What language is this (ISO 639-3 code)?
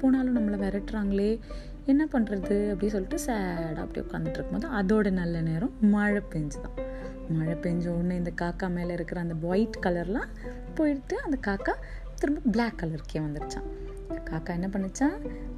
tam